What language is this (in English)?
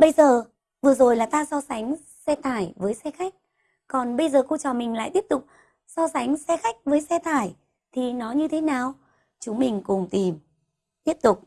Vietnamese